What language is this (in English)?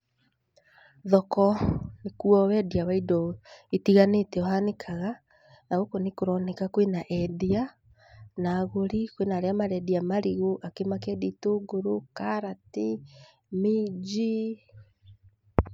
Kikuyu